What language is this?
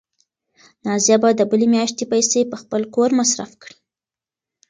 Pashto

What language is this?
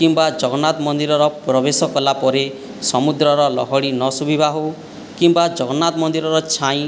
Odia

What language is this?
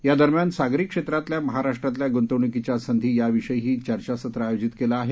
Marathi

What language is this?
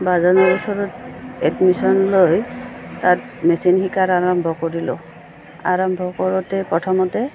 Assamese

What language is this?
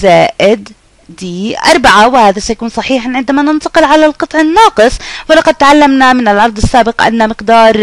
Arabic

